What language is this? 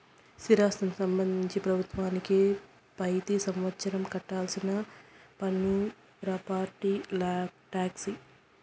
Telugu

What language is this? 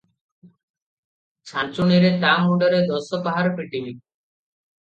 Odia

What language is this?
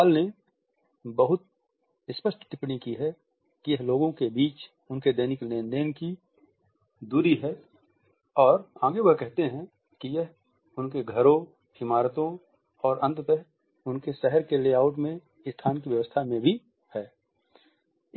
Hindi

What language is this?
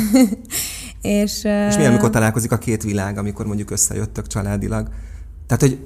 Hungarian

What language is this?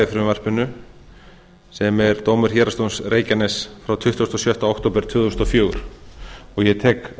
Icelandic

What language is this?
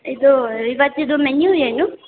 Kannada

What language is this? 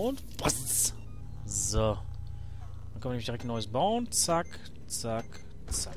German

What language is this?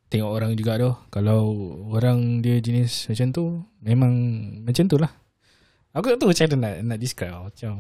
Malay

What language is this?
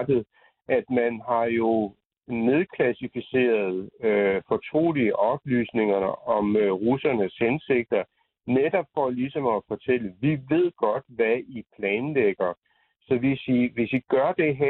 Danish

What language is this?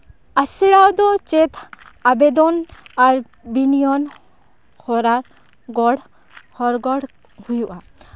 Santali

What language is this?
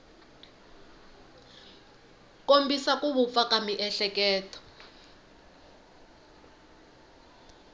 Tsonga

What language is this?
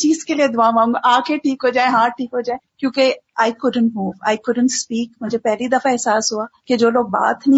Urdu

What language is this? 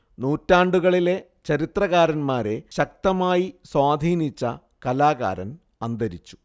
Malayalam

